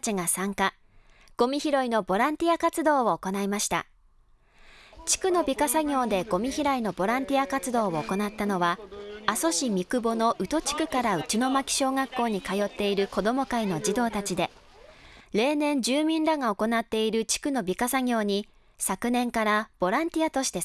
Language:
Japanese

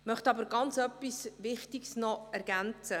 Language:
Swiss German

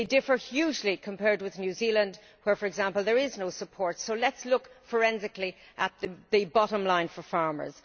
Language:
English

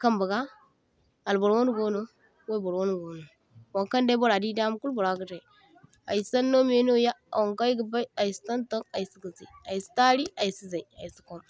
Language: Zarma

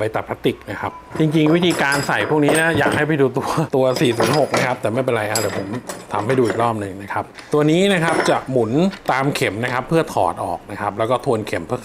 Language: Thai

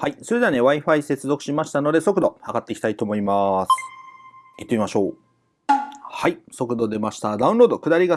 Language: Japanese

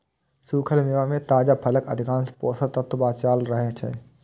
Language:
Maithili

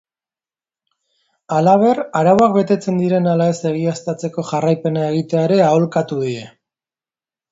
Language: Basque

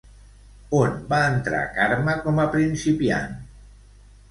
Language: Catalan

